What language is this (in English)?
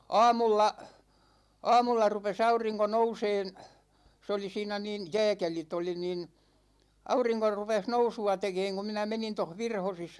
Finnish